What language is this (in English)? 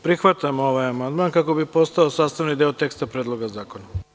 Serbian